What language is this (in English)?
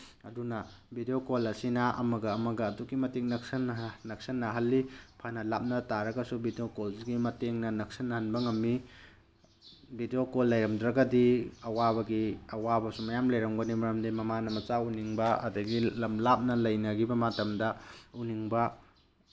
Manipuri